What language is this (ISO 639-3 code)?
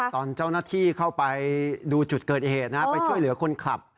tha